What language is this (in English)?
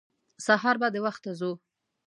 Pashto